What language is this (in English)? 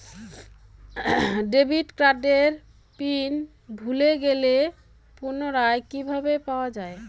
Bangla